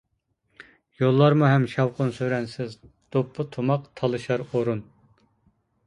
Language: Uyghur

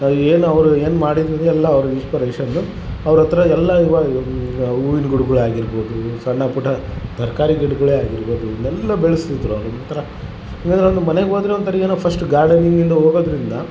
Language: Kannada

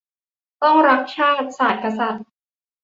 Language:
Thai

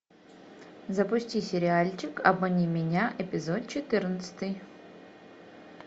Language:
Russian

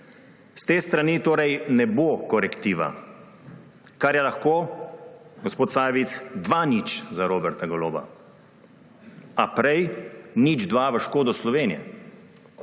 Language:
Slovenian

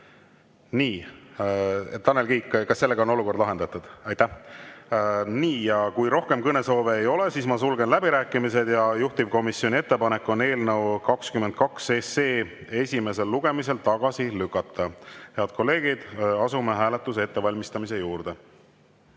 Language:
Estonian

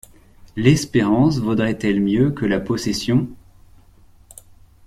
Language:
French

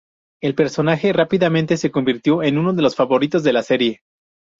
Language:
Spanish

